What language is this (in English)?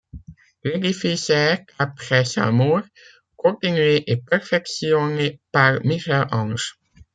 French